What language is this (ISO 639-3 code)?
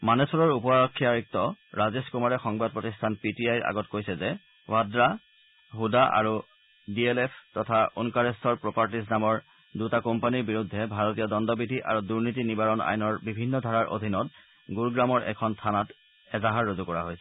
asm